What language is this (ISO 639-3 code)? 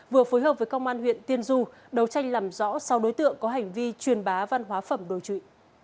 vie